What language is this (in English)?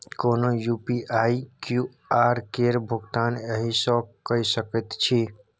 Maithili